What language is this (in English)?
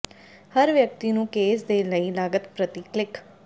Punjabi